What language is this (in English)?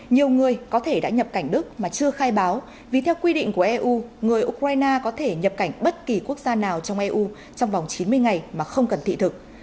Vietnamese